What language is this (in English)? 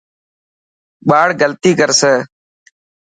Dhatki